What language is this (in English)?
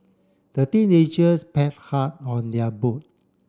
English